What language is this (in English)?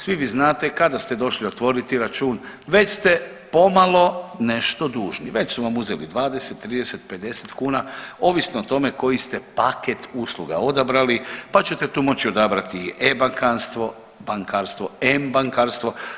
Croatian